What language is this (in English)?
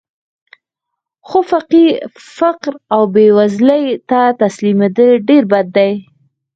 Pashto